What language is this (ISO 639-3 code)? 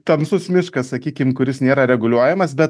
lit